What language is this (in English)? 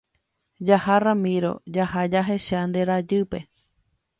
Guarani